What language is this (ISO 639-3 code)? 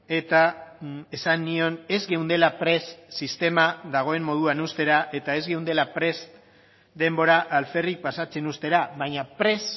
eus